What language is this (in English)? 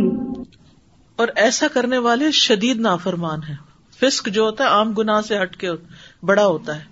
Urdu